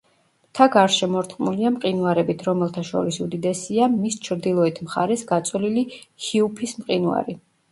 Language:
Georgian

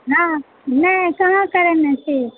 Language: Maithili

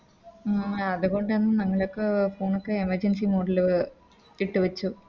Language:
Malayalam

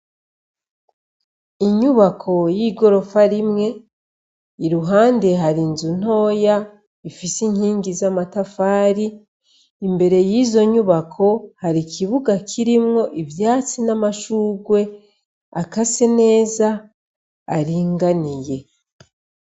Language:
Rundi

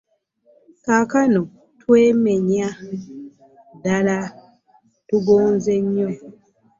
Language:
Ganda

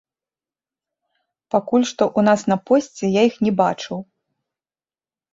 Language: Belarusian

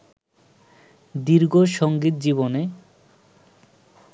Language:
Bangla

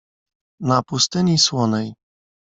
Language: Polish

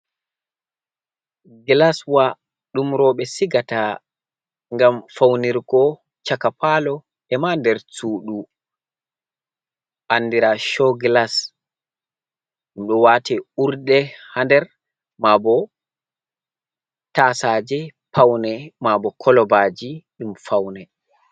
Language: Fula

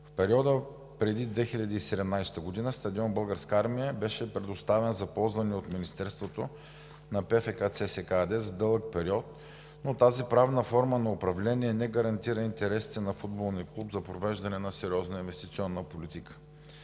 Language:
Bulgarian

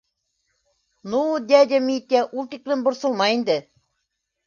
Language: Bashkir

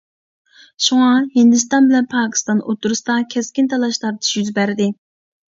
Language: Uyghur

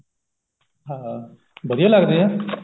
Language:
Punjabi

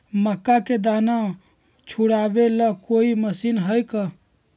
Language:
Magahi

